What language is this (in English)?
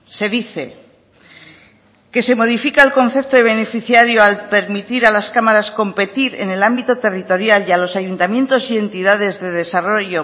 Spanish